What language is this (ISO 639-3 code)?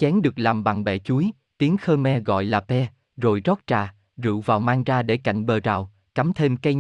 vie